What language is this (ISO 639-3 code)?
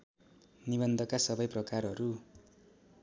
nep